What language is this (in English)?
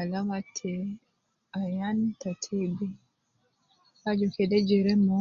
Nubi